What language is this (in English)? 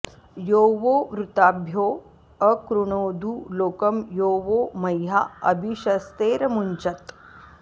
Sanskrit